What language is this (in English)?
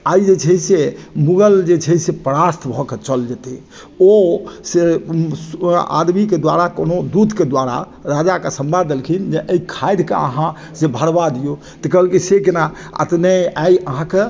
Maithili